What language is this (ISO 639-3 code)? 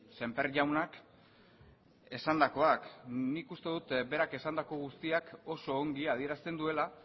eus